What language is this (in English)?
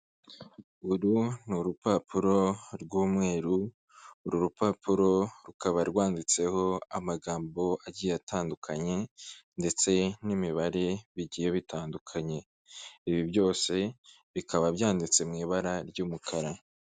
Kinyarwanda